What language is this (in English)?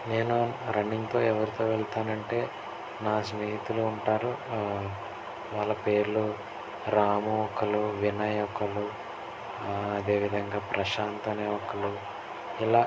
Telugu